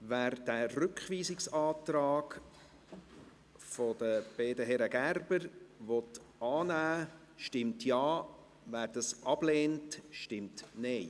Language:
Swiss German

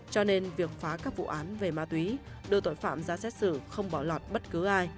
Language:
Vietnamese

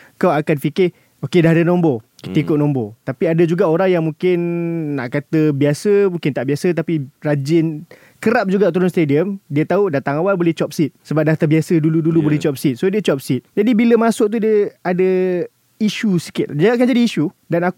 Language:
Malay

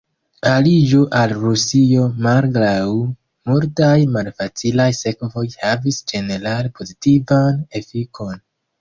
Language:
Esperanto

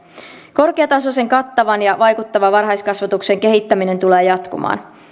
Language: Finnish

